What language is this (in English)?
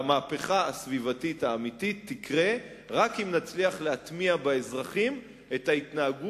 Hebrew